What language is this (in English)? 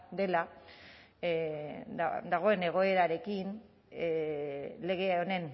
Basque